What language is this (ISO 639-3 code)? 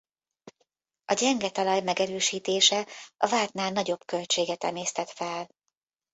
hun